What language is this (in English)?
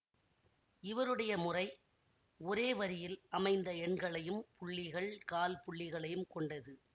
Tamil